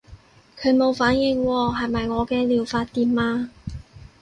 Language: Cantonese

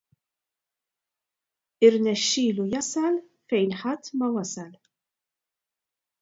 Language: Maltese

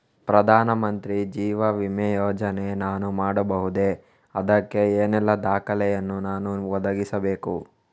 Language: Kannada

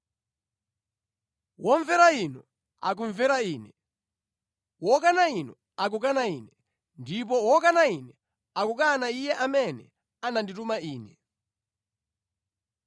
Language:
Nyanja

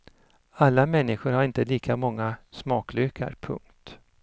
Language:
Swedish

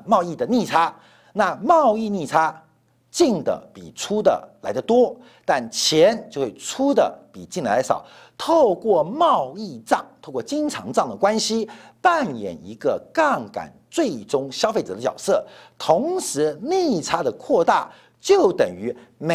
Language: Chinese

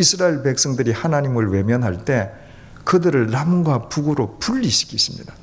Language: Korean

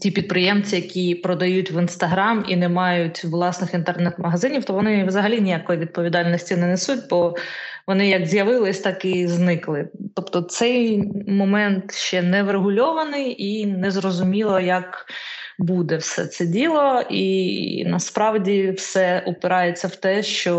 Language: Ukrainian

